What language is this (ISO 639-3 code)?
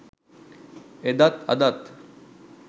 sin